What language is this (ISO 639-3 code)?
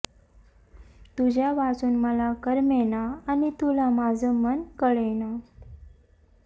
mar